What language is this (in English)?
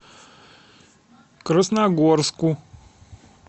Russian